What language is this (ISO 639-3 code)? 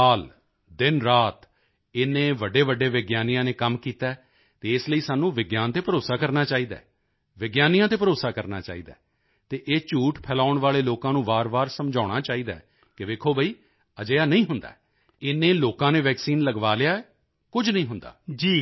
pan